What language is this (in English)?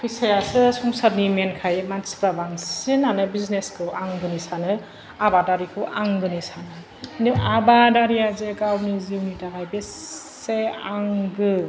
Bodo